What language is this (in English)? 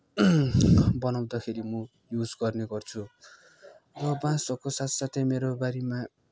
Nepali